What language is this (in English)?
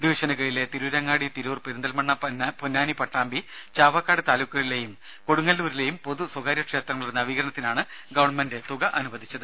Malayalam